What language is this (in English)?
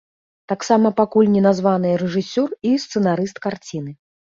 Belarusian